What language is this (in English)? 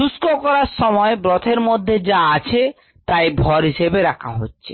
Bangla